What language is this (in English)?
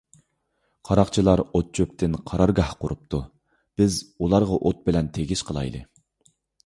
Uyghur